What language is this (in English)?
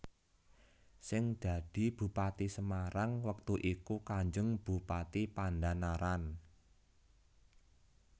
Javanese